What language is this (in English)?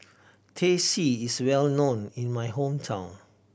English